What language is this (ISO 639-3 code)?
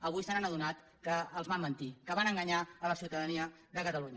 cat